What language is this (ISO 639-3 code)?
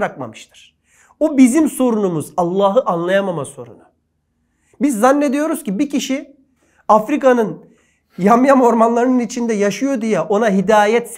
tur